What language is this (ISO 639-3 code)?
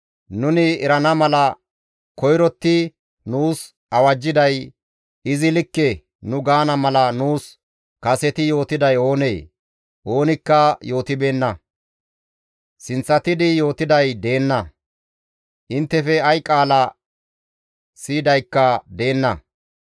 gmv